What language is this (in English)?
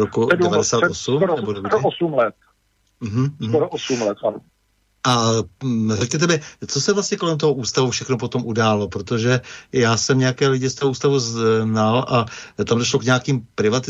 Czech